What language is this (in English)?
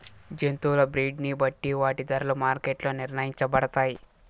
Telugu